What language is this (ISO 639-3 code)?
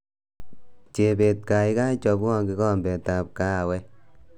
kln